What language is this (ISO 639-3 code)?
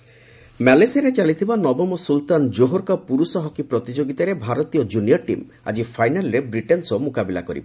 ori